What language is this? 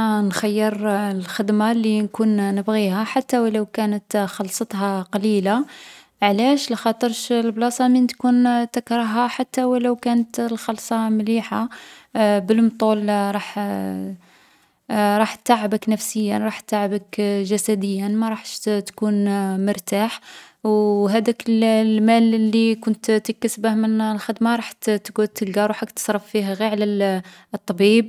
Algerian Arabic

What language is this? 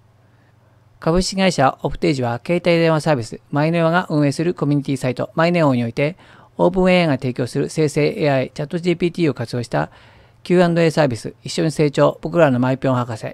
Japanese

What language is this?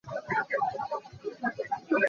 Hakha Chin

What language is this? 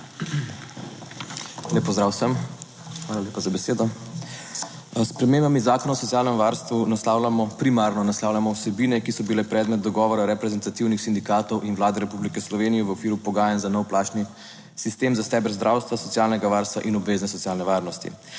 Slovenian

